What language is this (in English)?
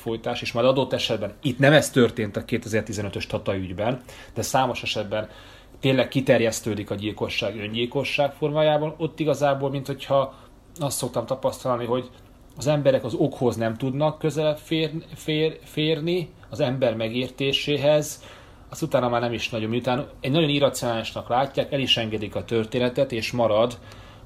Hungarian